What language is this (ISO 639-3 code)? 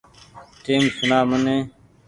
gig